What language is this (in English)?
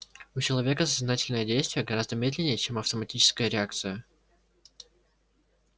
Russian